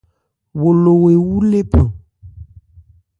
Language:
Ebrié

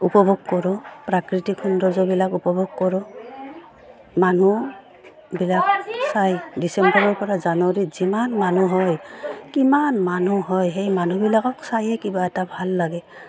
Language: Assamese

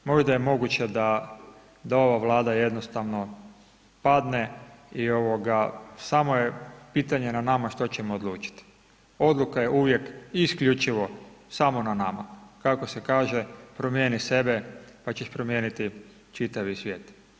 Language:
Croatian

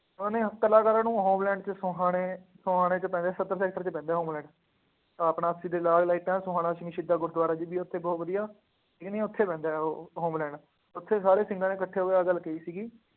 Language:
Punjabi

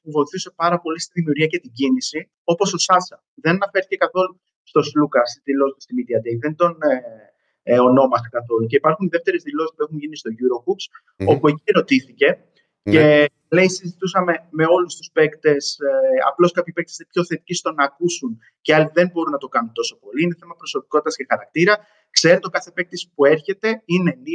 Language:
Greek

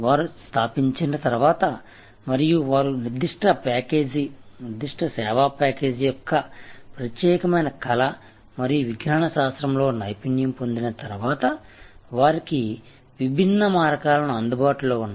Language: Telugu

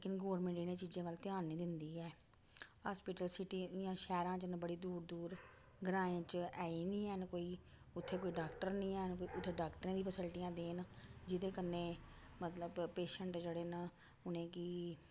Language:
Dogri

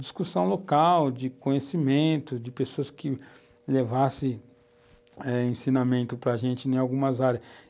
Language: Portuguese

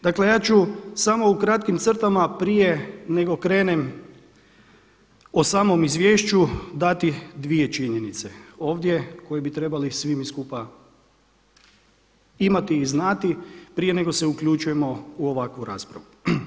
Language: Croatian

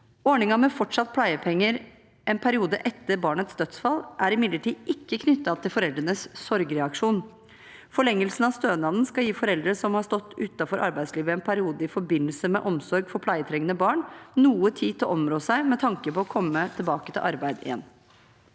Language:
Norwegian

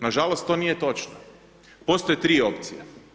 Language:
Croatian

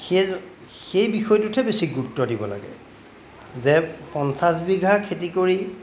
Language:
Assamese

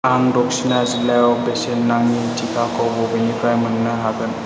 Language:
Bodo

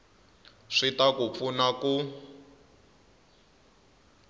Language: Tsonga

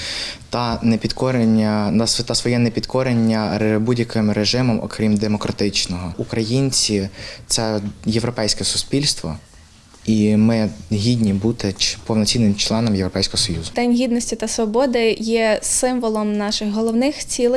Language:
Ukrainian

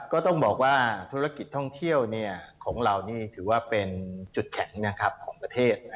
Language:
Thai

